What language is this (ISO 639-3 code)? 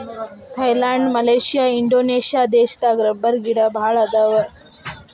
kan